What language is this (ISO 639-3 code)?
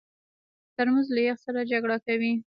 pus